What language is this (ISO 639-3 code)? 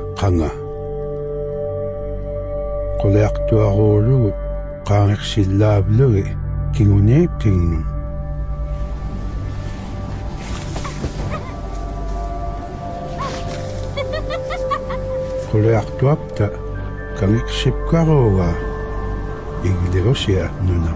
heb